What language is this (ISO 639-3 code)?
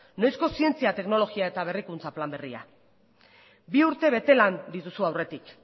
eus